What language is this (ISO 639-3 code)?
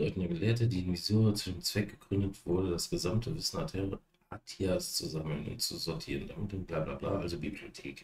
deu